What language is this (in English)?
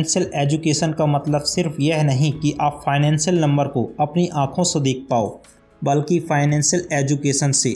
Hindi